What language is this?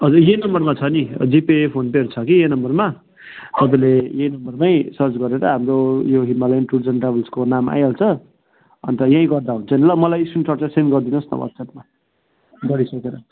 Nepali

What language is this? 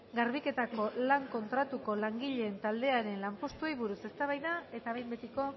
Basque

